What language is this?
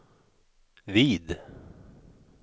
Swedish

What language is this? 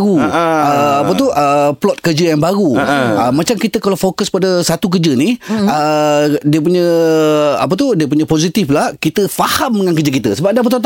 Malay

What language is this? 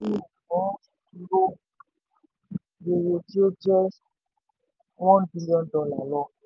Yoruba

